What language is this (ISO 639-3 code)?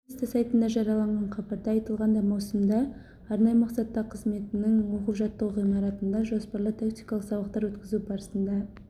kaz